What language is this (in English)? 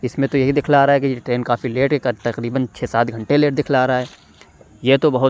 Urdu